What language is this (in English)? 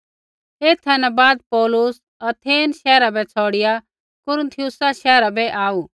Kullu Pahari